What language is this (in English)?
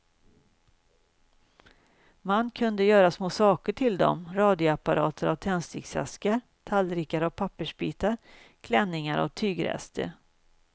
Swedish